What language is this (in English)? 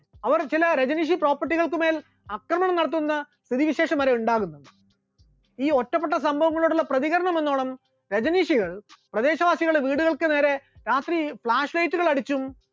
Malayalam